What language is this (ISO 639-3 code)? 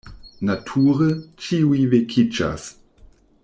epo